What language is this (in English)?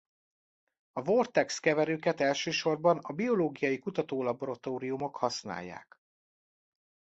Hungarian